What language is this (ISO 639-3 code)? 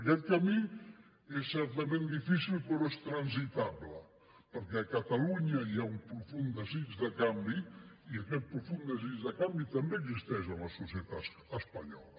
cat